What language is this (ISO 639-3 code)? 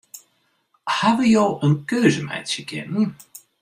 fry